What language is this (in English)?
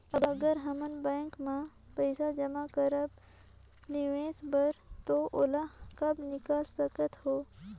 Chhattisgarhi